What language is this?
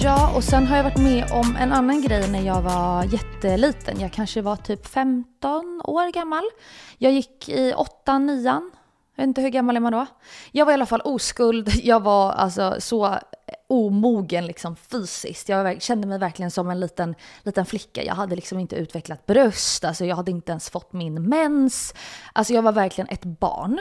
Swedish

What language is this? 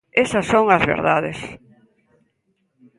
Galician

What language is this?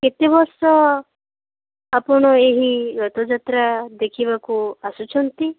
Odia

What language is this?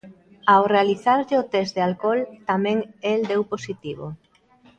Galician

